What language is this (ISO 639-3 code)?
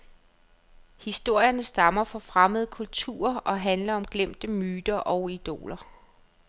dan